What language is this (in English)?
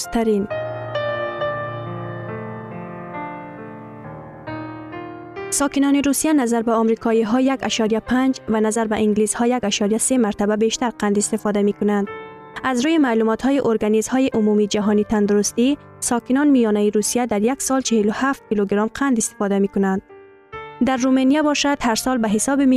Persian